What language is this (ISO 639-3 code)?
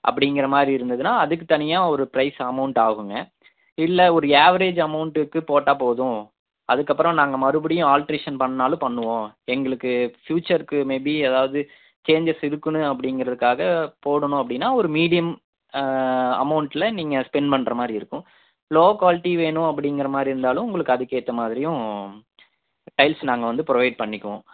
tam